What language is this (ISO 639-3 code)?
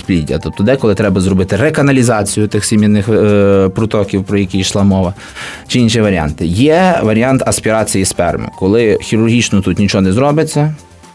ukr